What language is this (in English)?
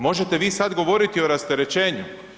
Croatian